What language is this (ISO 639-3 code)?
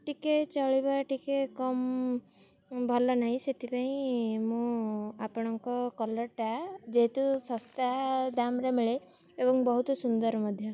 ori